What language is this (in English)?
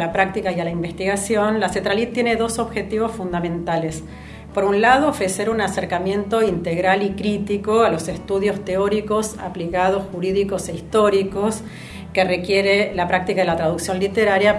Spanish